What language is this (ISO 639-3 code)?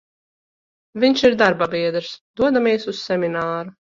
lav